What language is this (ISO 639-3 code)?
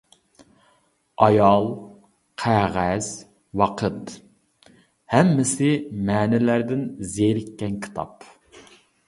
uig